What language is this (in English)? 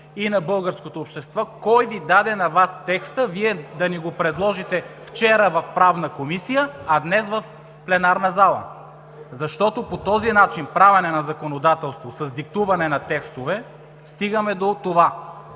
Bulgarian